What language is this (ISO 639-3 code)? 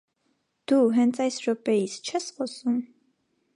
hye